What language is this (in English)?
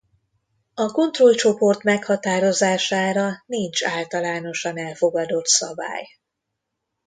Hungarian